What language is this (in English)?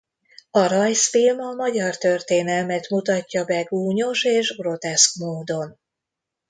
Hungarian